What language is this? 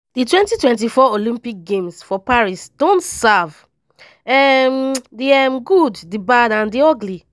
Nigerian Pidgin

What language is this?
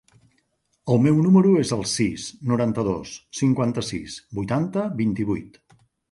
Catalan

